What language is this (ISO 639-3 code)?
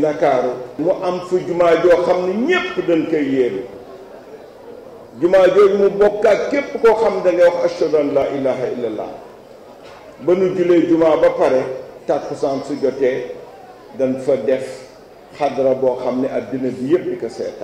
fra